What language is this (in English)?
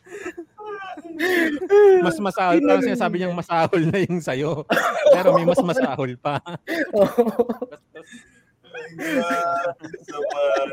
Filipino